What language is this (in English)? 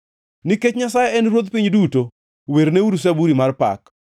Luo (Kenya and Tanzania)